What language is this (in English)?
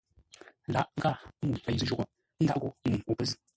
Ngombale